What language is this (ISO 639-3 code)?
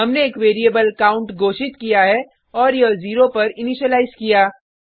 hin